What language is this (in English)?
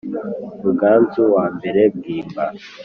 Kinyarwanda